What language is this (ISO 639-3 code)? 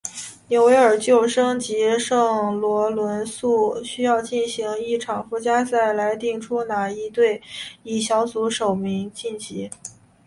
zho